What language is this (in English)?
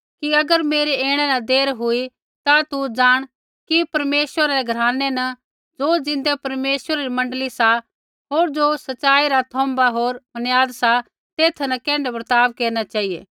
Kullu Pahari